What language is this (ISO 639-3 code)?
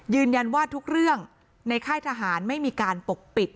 tha